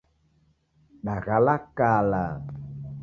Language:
Taita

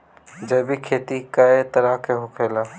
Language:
Bhojpuri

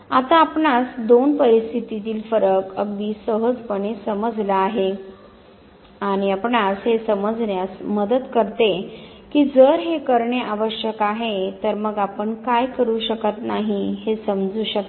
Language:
Marathi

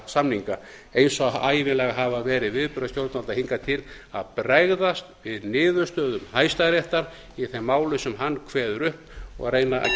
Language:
Icelandic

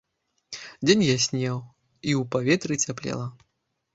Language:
Belarusian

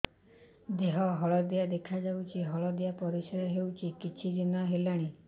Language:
Odia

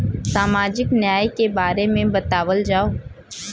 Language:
Bhojpuri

